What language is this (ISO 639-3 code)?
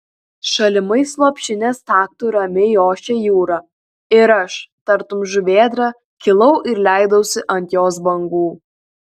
lit